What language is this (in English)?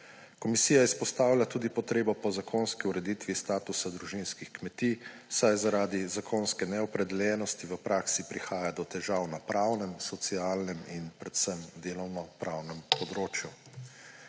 Slovenian